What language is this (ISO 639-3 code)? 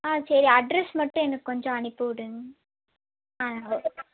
tam